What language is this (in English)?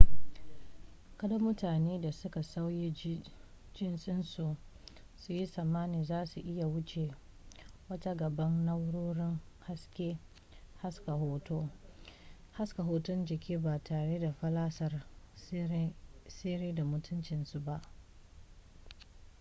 Hausa